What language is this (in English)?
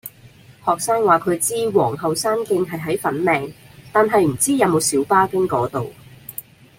Cantonese